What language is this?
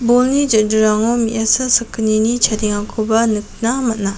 Garo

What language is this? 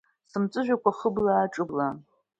Abkhazian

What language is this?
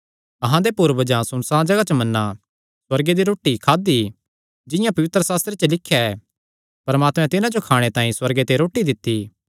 Kangri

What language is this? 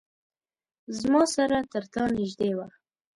Pashto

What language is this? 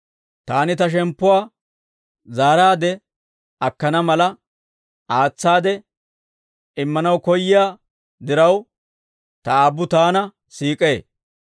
Dawro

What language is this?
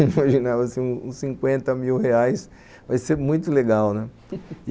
Portuguese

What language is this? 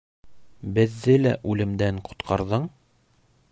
Bashkir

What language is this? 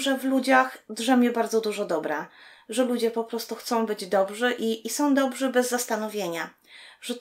Polish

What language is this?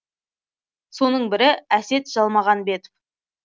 Kazakh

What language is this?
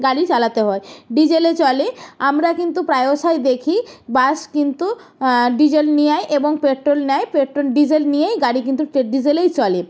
Bangla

